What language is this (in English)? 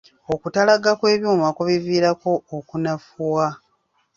Ganda